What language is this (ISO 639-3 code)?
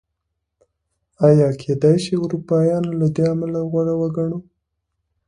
pus